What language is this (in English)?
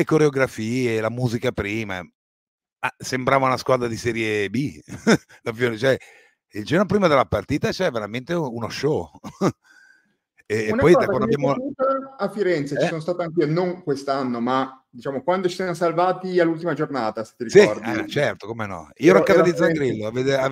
Italian